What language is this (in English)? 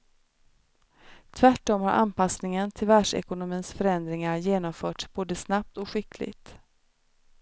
Swedish